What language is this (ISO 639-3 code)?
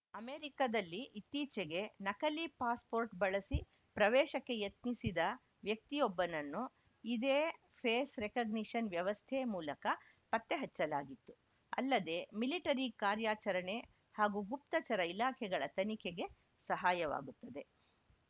kan